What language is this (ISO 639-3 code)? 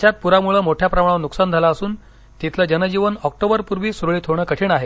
mar